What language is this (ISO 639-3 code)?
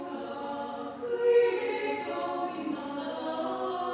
est